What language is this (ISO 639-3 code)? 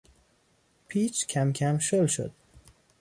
fas